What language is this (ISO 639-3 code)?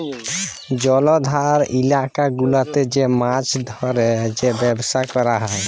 ben